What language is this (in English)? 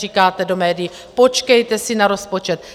Czech